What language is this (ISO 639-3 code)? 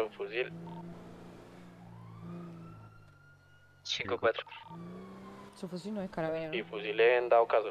spa